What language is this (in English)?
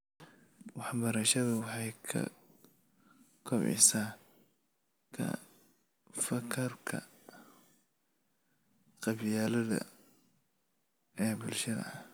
Somali